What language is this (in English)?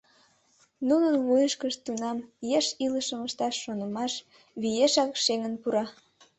Mari